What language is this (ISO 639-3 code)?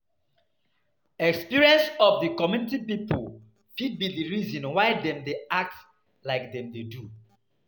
pcm